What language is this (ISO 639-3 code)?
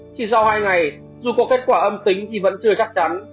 vie